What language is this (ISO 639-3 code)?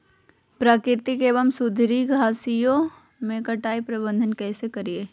mag